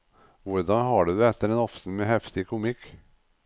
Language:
Norwegian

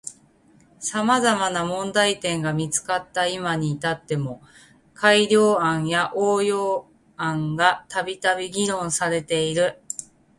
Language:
Japanese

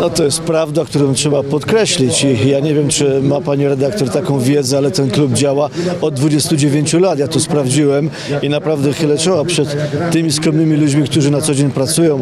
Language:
Polish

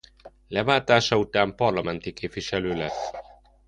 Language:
Hungarian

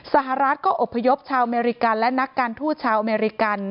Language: Thai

